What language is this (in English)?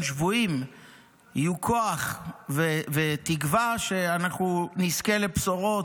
Hebrew